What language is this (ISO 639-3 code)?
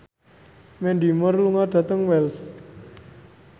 jav